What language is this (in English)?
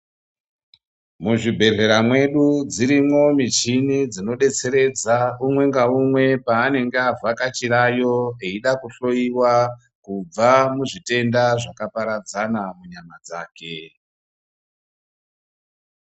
Ndau